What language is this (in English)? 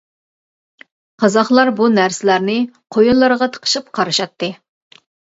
Uyghur